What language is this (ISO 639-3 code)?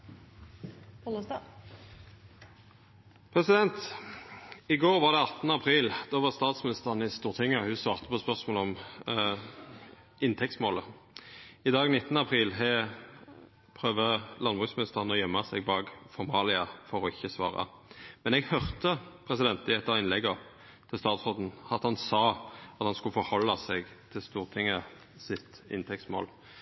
nor